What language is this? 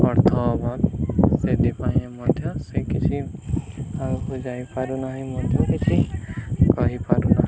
Odia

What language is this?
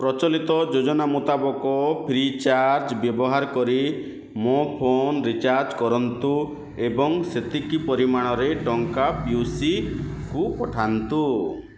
Odia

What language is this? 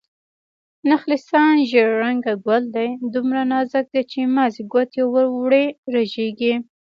Pashto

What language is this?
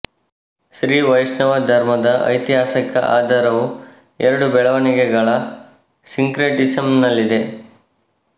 Kannada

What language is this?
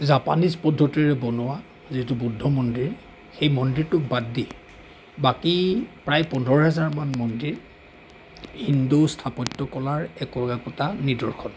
Assamese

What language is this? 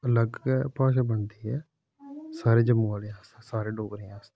Dogri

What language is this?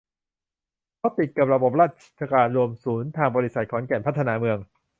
Thai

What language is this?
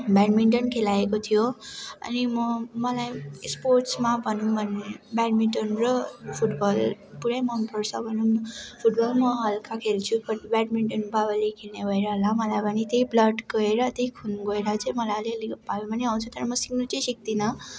Nepali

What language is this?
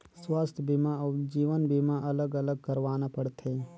Chhattisgarhi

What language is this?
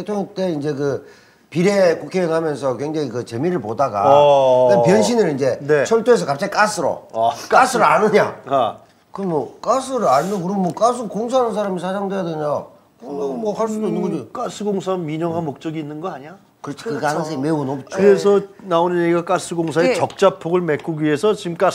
Korean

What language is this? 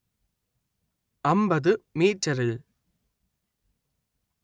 Malayalam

